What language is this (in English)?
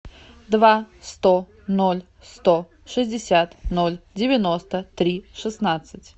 Russian